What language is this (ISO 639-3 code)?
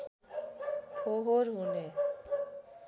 nep